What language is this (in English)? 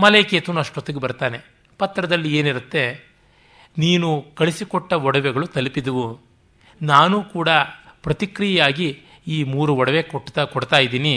Kannada